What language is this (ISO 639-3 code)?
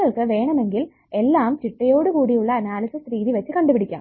mal